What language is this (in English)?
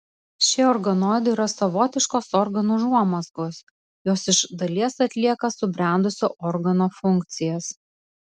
Lithuanian